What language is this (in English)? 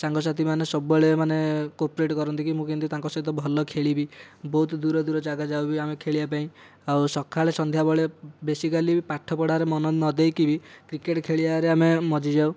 Odia